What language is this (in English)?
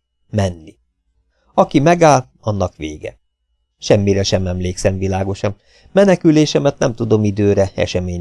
Hungarian